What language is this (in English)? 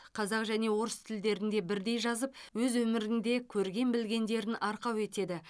Kazakh